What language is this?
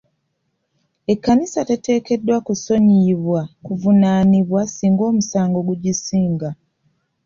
Ganda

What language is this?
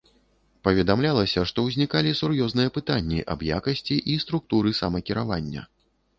Belarusian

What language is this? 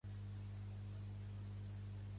Catalan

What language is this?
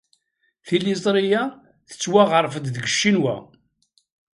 Kabyle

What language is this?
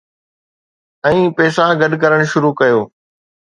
Sindhi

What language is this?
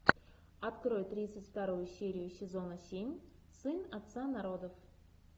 Russian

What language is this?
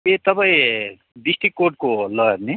Nepali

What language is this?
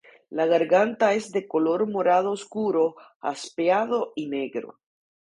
Spanish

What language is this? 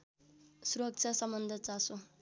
Nepali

